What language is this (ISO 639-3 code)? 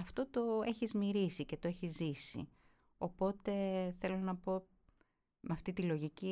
ell